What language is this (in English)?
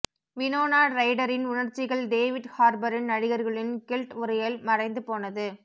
Tamil